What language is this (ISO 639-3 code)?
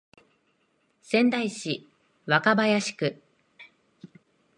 jpn